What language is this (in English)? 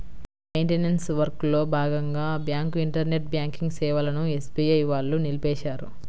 Telugu